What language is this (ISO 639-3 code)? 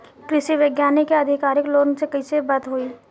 bho